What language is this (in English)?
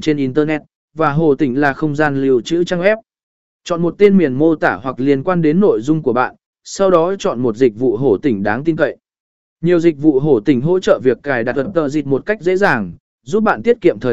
Vietnamese